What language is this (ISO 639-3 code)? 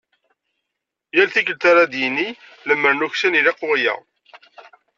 kab